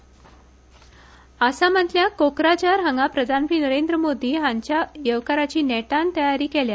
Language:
Konkani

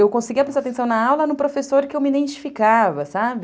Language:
Portuguese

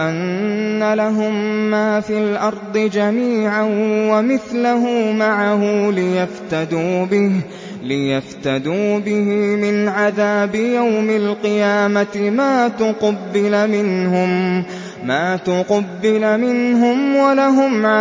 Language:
Arabic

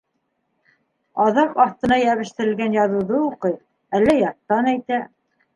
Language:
Bashkir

